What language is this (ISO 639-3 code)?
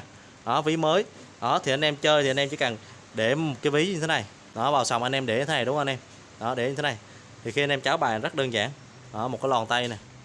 vie